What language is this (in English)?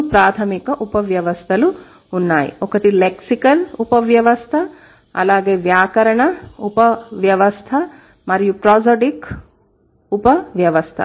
Telugu